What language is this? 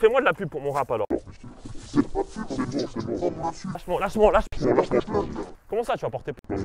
French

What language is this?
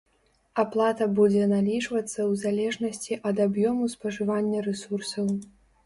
Belarusian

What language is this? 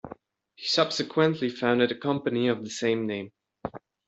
English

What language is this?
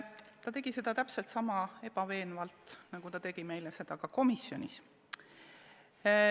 Estonian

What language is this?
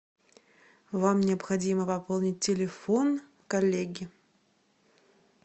Russian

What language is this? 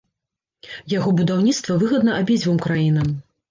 Belarusian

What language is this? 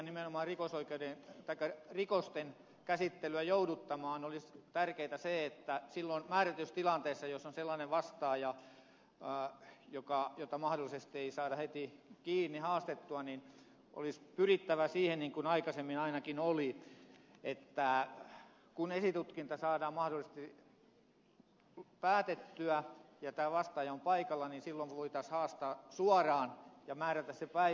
Finnish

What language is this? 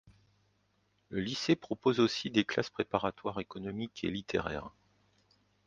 French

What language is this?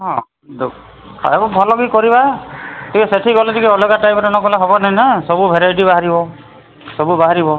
Odia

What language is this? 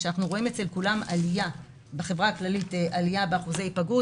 Hebrew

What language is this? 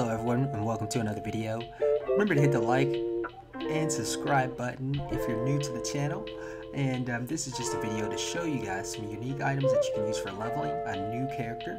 English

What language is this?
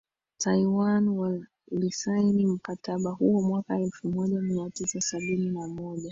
Swahili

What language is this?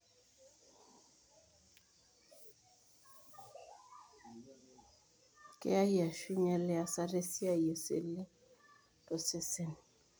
Masai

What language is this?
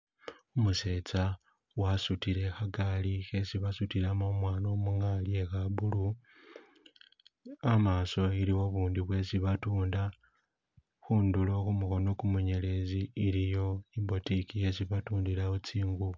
Masaaba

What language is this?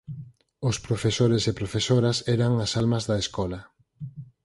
Galician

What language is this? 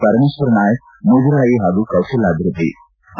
Kannada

